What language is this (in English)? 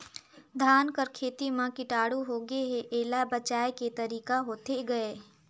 Chhattisgarhi